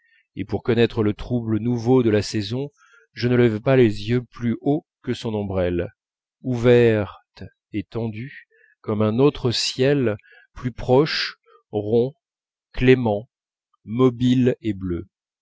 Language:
French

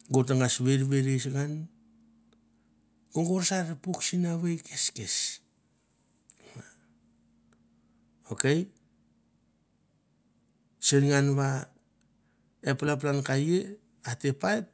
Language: Mandara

